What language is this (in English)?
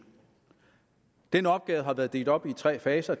Danish